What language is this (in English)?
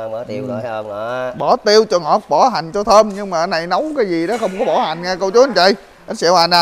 Vietnamese